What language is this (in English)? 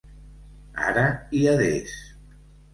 Catalan